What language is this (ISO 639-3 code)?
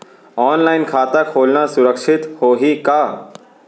hne